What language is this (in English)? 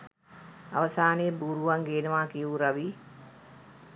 Sinhala